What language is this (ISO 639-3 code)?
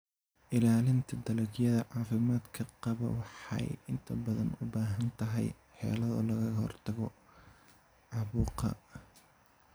som